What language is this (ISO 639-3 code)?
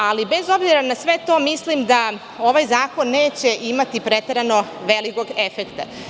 srp